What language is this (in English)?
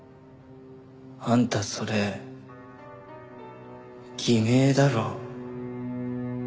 Japanese